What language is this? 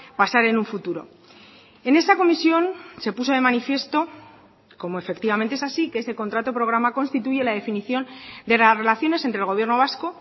Spanish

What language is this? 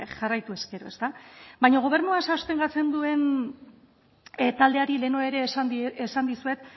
Basque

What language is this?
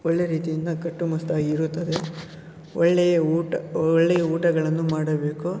Kannada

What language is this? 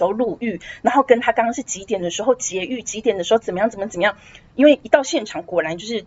Chinese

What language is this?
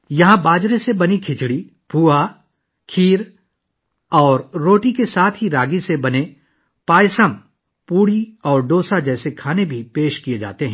Urdu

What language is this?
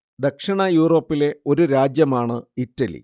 Malayalam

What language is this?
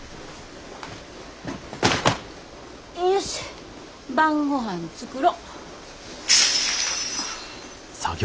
Japanese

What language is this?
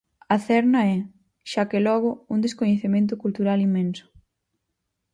Galician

